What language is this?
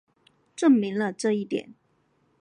Chinese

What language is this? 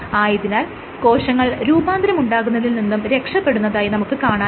Malayalam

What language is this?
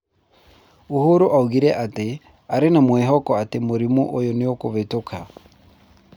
Kikuyu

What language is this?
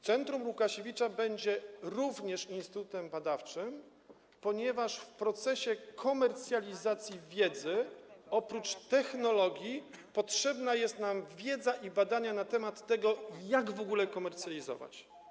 Polish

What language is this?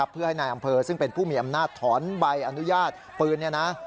Thai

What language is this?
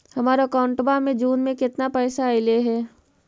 Magahi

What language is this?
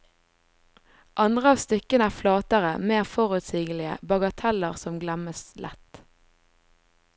Norwegian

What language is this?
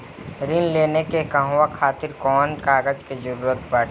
Bhojpuri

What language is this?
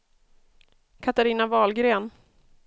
Swedish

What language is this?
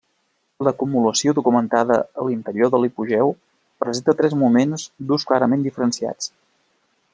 Catalan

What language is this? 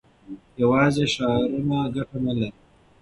Pashto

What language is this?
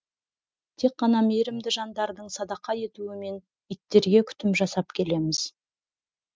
Kazakh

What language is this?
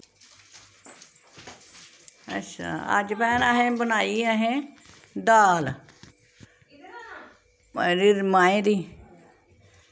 Dogri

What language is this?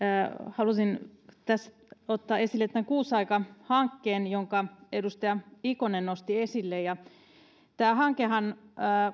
Finnish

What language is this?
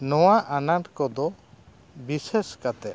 Santali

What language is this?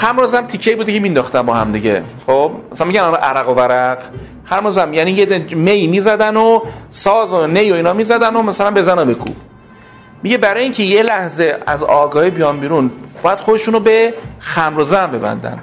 Persian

